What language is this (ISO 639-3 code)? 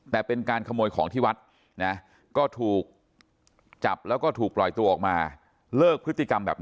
tha